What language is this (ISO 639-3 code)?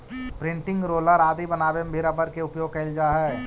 mag